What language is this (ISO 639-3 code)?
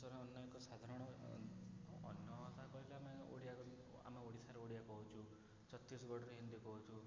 ori